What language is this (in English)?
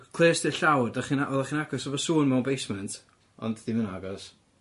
Welsh